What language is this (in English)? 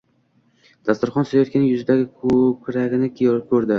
Uzbek